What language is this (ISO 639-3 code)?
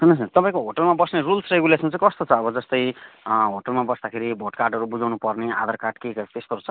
nep